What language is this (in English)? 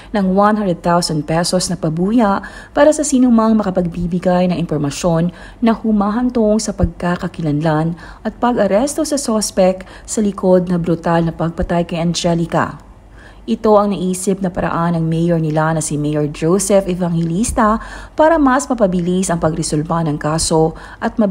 Filipino